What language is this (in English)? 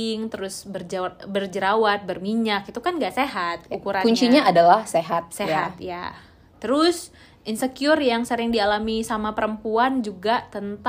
Indonesian